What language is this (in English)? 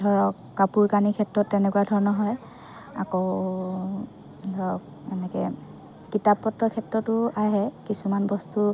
Assamese